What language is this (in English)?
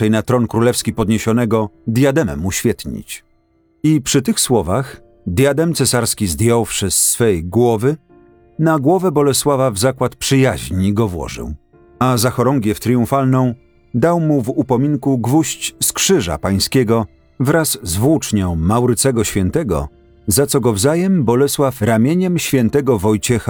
Polish